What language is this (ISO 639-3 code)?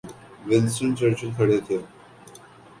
urd